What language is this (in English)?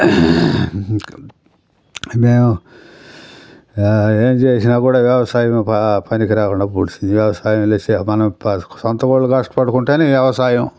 Telugu